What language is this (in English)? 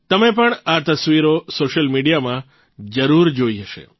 Gujarati